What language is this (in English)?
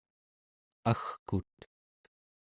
Central Yupik